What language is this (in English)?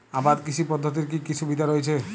Bangla